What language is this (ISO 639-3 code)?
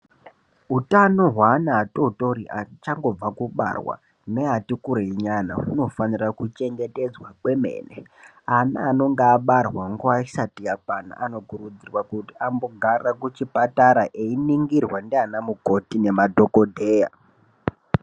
ndc